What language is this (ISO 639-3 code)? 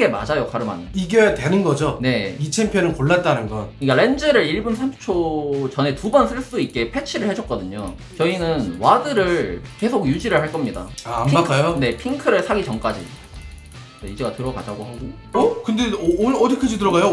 kor